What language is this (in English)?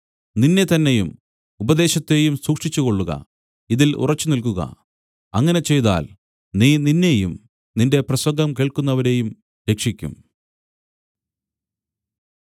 Malayalam